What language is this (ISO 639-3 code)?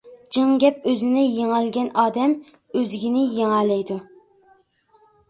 uig